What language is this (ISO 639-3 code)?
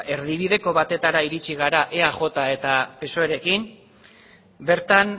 eus